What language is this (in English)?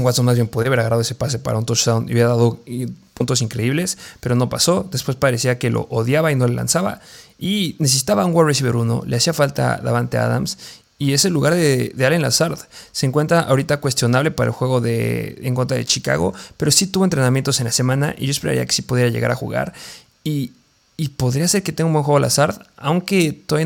Spanish